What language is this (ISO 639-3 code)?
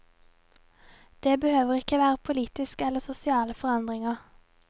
nor